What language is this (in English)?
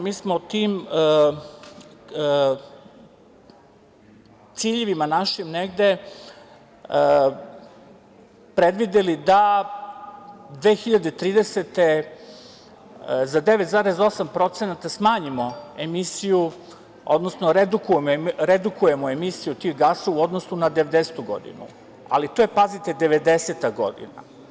Serbian